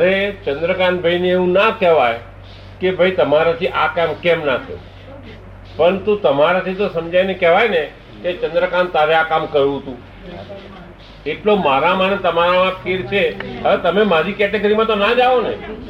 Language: Gujarati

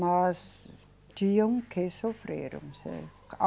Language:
Portuguese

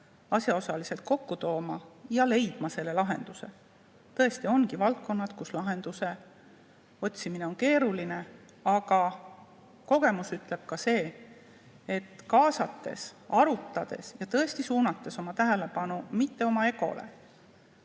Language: Estonian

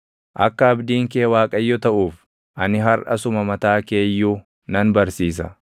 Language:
Oromo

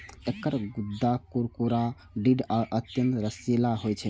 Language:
Maithili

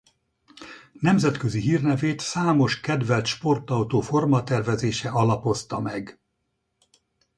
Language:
Hungarian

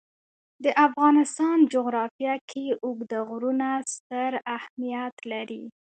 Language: Pashto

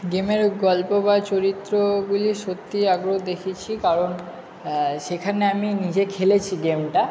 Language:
Bangla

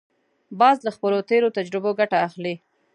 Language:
Pashto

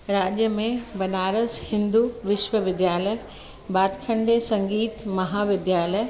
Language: Sindhi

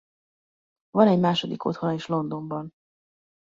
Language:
Hungarian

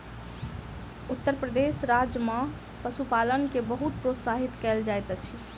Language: Maithili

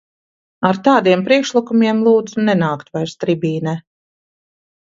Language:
Latvian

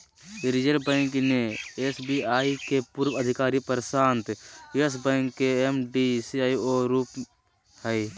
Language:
Magahi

